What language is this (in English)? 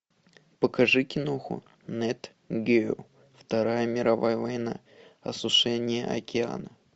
Russian